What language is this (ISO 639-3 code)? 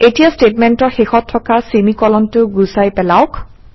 asm